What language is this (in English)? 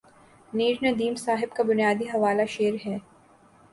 Urdu